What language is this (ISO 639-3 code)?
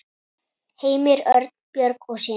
isl